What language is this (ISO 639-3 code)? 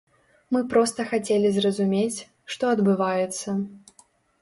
bel